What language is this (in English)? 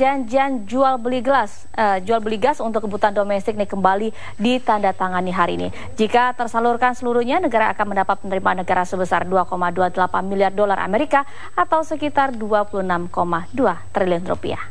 Indonesian